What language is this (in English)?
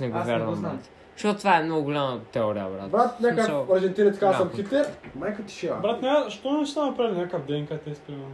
Bulgarian